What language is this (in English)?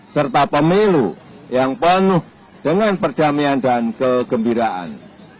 Indonesian